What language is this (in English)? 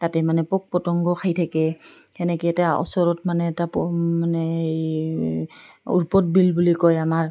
Assamese